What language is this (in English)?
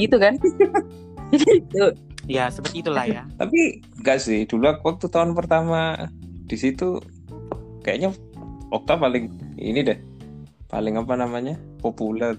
Indonesian